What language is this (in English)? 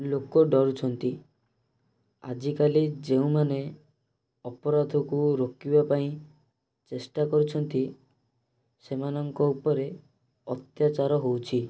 Odia